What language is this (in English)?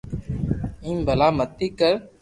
Loarki